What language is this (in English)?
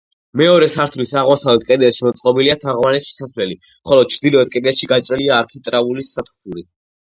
Georgian